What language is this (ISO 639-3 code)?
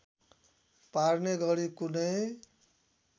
nep